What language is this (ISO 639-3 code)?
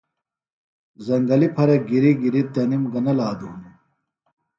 phl